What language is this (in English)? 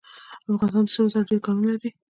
Pashto